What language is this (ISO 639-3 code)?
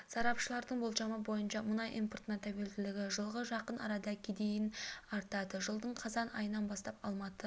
kaz